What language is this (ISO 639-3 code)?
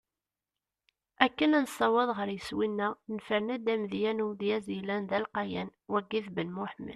kab